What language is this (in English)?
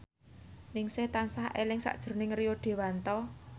Javanese